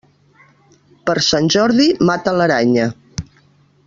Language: Catalan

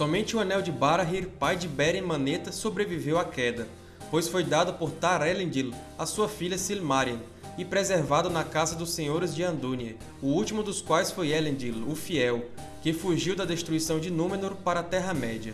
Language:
Portuguese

